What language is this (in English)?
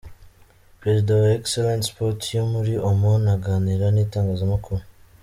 Kinyarwanda